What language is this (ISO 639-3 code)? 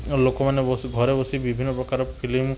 ori